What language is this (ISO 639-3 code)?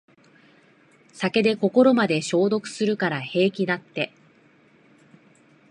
jpn